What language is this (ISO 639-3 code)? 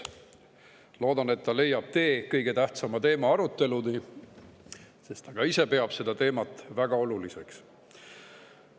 est